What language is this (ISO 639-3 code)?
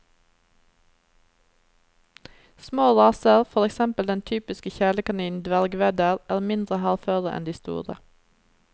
nor